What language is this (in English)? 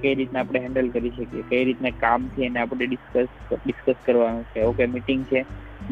Gujarati